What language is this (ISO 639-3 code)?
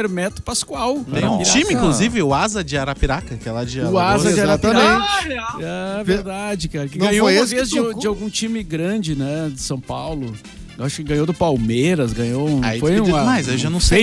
por